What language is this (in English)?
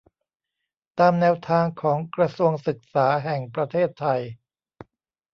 Thai